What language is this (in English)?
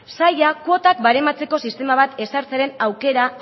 Basque